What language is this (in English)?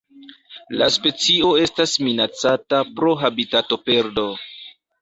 Esperanto